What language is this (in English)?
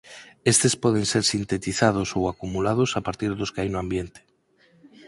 Galician